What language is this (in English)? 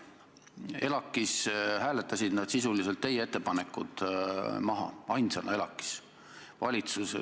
Estonian